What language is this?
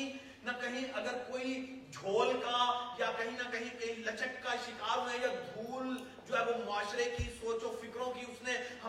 Urdu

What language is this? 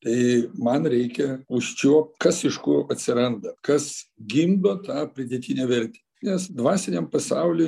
Lithuanian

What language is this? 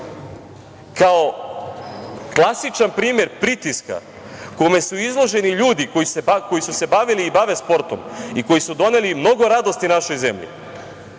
Serbian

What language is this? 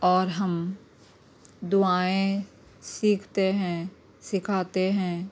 Urdu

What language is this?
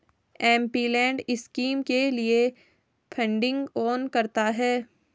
Hindi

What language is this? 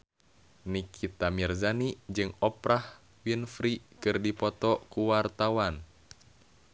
Sundanese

